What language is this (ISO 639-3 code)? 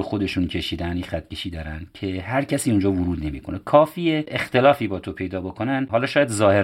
fas